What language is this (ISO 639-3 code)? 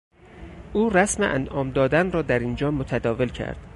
fas